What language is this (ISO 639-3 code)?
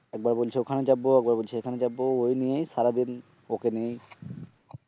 ben